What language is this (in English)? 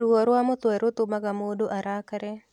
Kikuyu